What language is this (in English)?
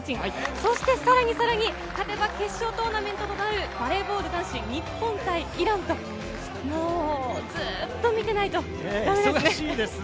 Japanese